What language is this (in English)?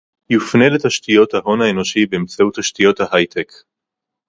Hebrew